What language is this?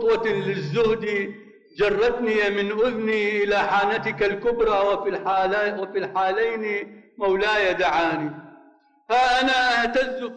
Arabic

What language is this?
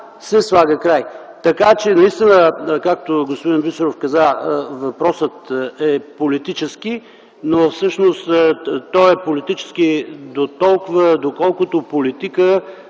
Bulgarian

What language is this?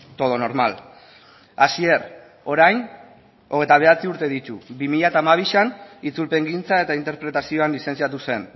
Basque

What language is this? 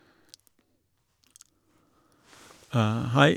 Norwegian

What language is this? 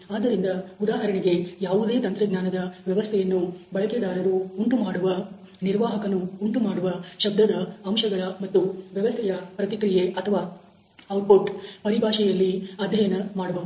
Kannada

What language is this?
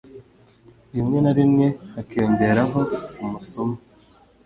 Kinyarwanda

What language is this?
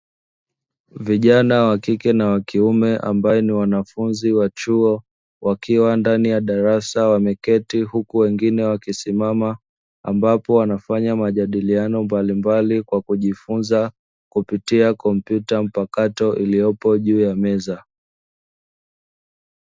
Swahili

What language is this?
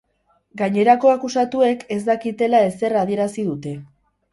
Basque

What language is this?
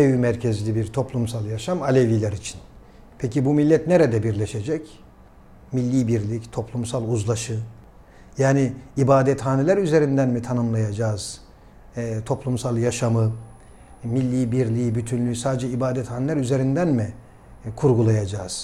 Turkish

